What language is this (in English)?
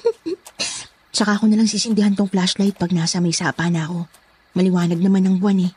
Filipino